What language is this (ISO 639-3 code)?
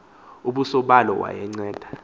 xho